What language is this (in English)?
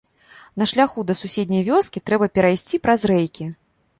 Belarusian